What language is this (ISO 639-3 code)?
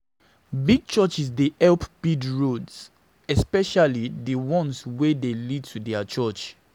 pcm